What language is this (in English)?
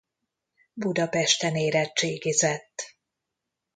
Hungarian